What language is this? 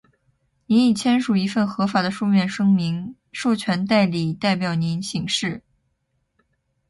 Chinese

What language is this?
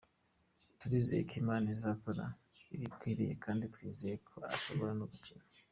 Kinyarwanda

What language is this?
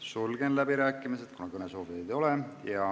Estonian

